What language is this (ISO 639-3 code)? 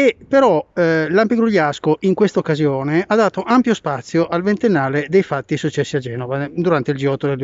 ita